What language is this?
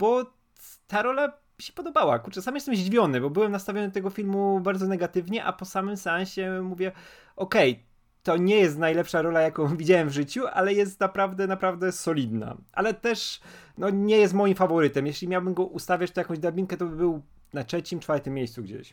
Polish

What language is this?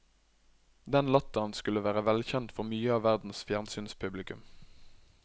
Norwegian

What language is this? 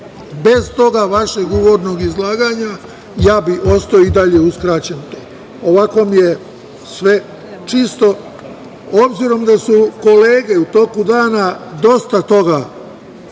Serbian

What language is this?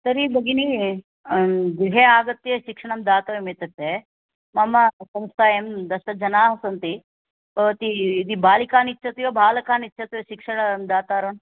Sanskrit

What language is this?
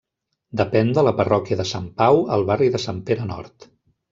Catalan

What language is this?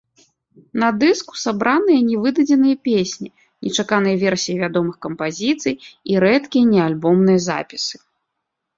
Belarusian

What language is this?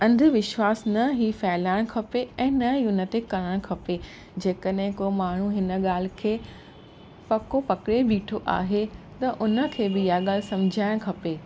Sindhi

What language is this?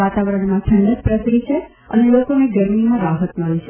Gujarati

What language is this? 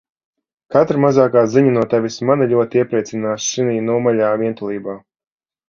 Latvian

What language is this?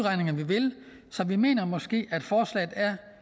Danish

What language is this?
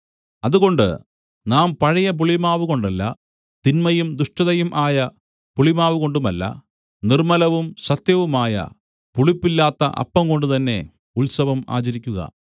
Malayalam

